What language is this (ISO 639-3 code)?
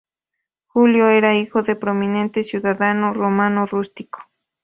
spa